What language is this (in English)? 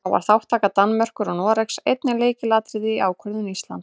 Icelandic